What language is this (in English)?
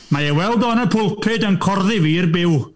Welsh